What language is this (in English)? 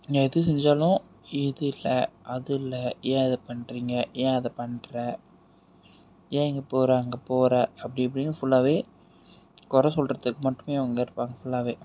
Tamil